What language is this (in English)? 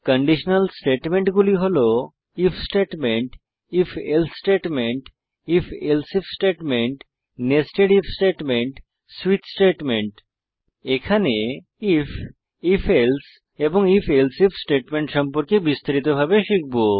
Bangla